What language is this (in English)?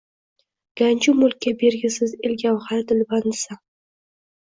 Uzbek